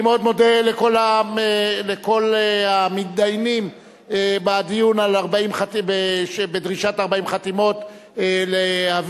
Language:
Hebrew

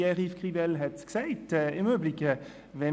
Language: Swiss German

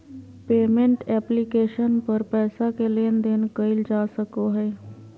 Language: Magahi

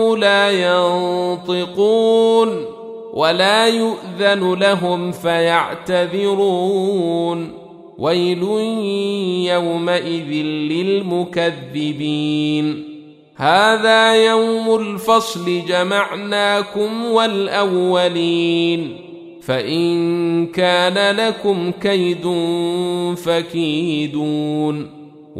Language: Arabic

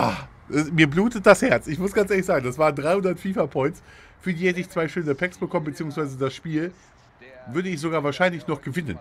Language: German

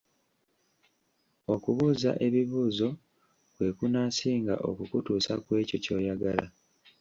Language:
Ganda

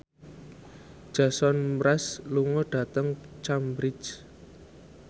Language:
Javanese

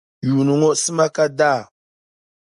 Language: Dagbani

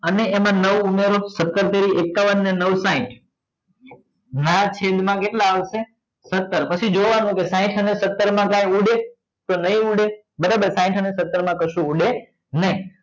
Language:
Gujarati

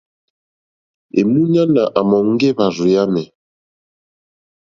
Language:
Mokpwe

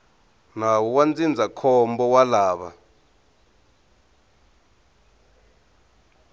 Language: Tsonga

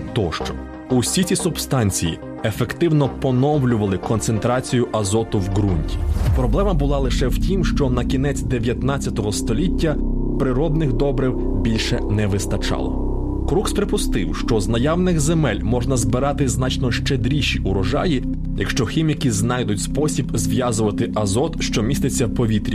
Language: Ukrainian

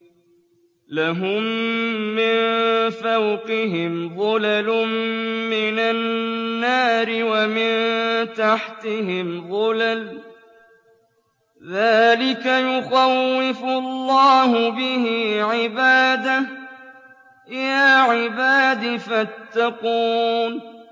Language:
Arabic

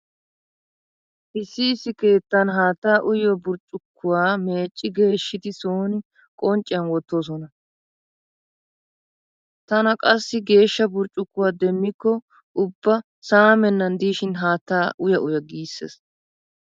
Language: Wolaytta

